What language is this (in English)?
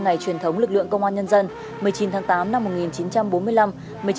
Vietnamese